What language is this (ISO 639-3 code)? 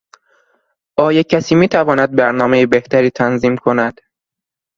fas